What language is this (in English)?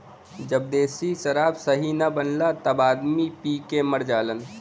Bhojpuri